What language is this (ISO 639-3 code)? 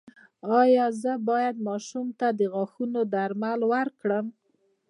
pus